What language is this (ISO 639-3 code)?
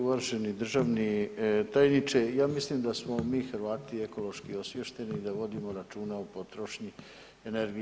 hrv